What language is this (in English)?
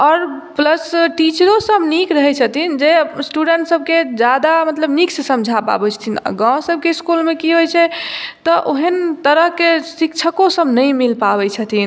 Maithili